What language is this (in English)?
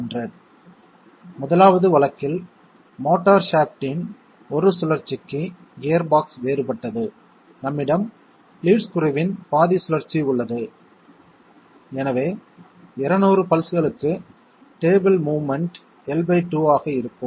Tamil